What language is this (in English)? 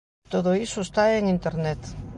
Galician